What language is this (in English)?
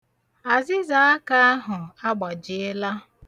Igbo